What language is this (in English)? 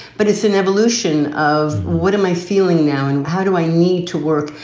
English